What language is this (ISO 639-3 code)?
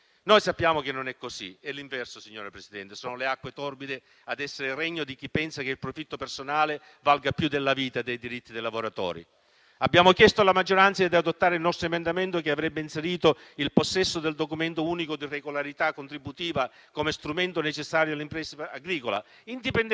ita